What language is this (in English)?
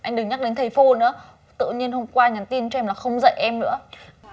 Vietnamese